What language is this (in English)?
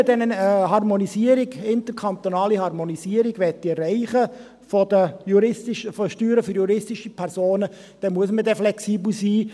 Swiss German